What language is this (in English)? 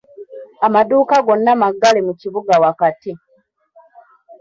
Ganda